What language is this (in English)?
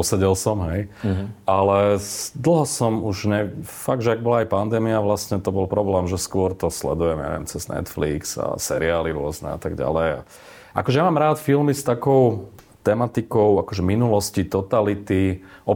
Slovak